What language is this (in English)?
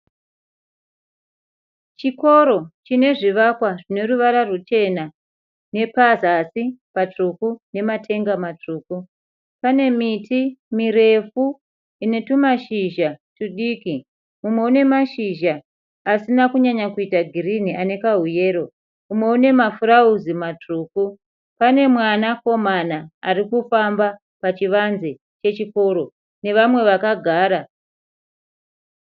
Shona